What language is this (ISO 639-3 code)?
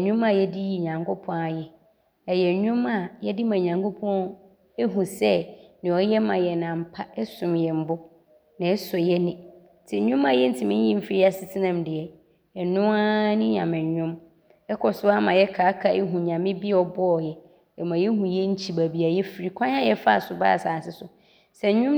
abr